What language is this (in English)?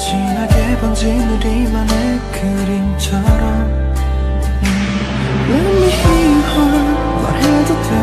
Korean